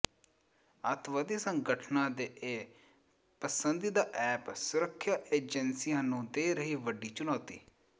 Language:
Punjabi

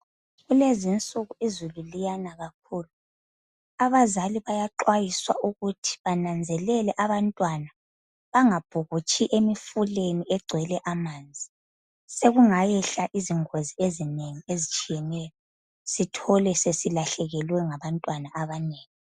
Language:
North Ndebele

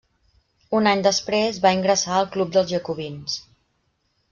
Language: Catalan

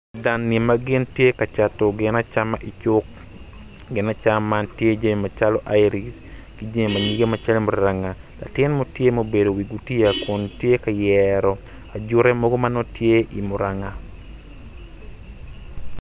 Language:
Acoli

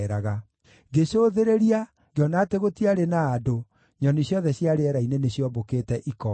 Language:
Kikuyu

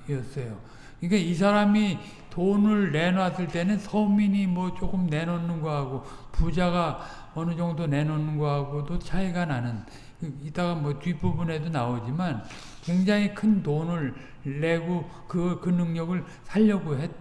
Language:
Korean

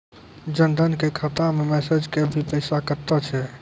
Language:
Maithili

